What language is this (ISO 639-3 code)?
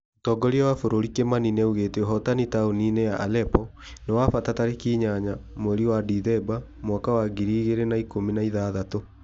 kik